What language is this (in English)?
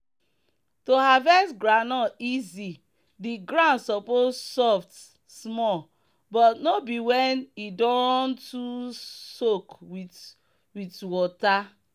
Nigerian Pidgin